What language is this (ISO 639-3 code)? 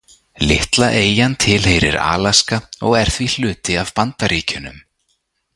isl